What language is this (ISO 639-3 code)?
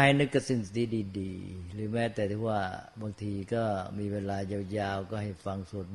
tha